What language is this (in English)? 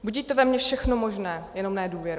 Czech